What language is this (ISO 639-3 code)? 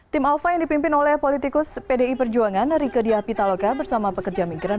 ind